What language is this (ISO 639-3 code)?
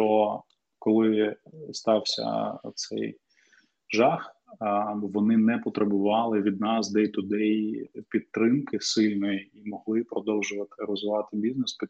ukr